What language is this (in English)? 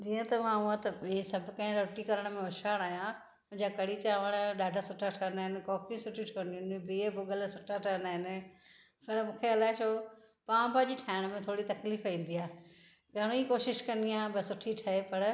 Sindhi